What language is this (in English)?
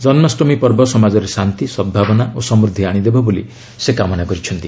Odia